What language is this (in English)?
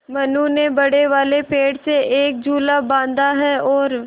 Hindi